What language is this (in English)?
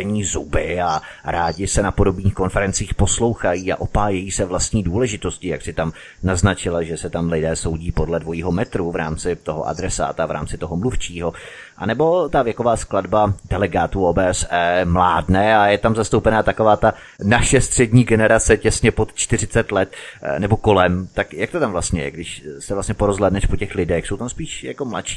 Czech